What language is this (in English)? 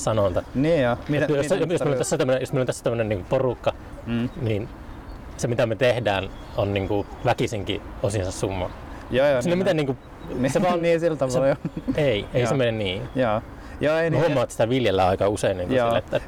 Finnish